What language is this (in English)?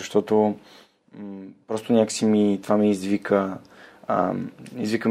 Bulgarian